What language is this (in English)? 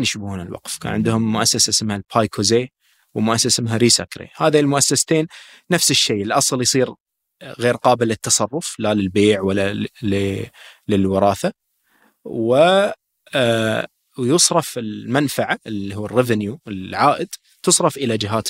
Arabic